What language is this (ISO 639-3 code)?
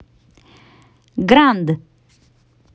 rus